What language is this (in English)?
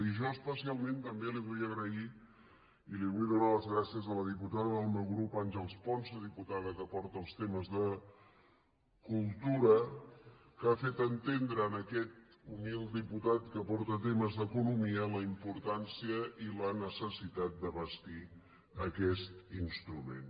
Catalan